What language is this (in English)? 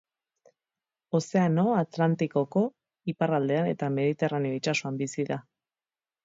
Basque